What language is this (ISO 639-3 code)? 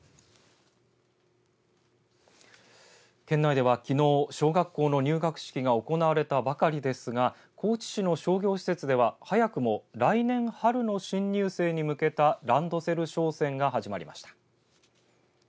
jpn